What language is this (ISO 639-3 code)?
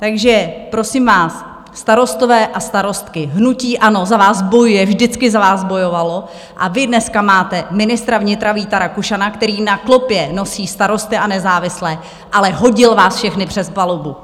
ces